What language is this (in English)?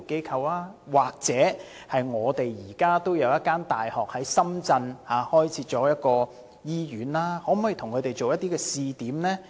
Cantonese